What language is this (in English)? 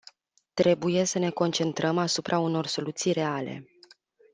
Romanian